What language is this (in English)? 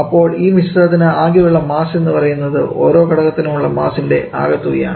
Malayalam